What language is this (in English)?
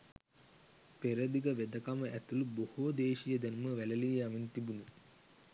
Sinhala